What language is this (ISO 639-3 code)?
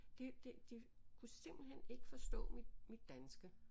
dan